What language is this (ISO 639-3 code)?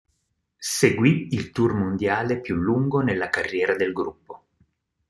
ita